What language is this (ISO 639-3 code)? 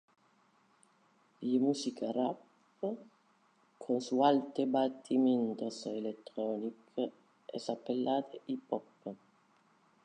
ina